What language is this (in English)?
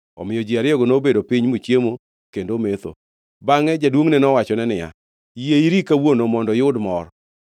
Luo (Kenya and Tanzania)